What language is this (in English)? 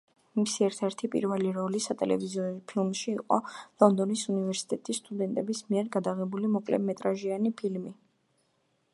Georgian